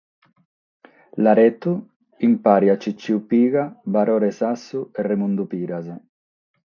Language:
Sardinian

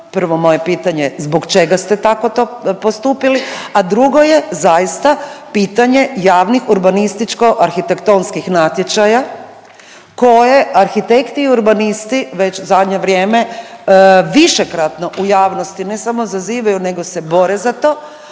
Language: Croatian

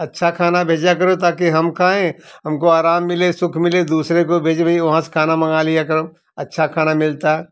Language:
Hindi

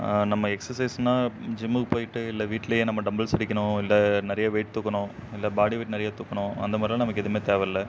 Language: Tamil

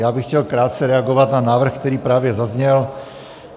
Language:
Czech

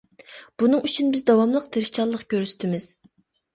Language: Uyghur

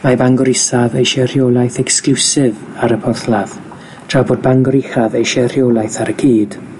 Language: Welsh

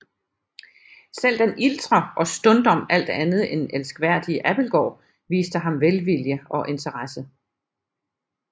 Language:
Danish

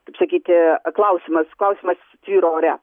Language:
Lithuanian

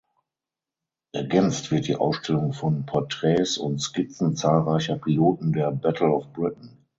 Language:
German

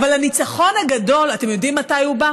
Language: Hebrew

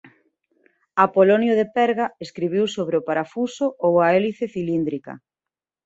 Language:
Galician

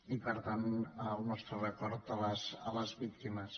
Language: Catalan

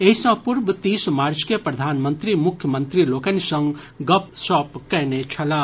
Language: Maithili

